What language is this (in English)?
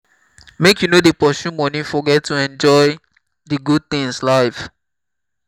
Nigerian Pidgin